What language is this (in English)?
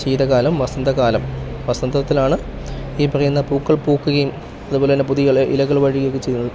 Malayalam